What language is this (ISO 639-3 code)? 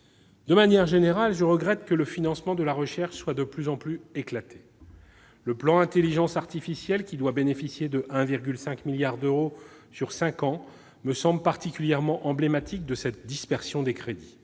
fra